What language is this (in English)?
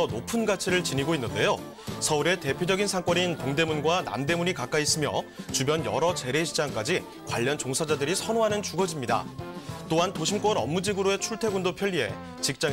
Korean